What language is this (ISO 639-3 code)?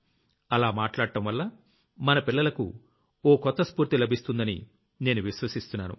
tel